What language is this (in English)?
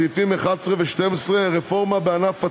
Hebrew